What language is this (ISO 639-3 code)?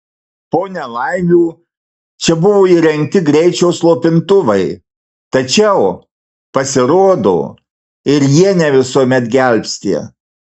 lit